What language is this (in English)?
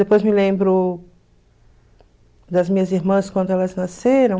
Portuguese